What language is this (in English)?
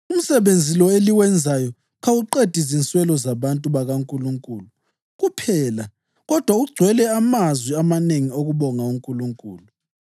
North Ndebele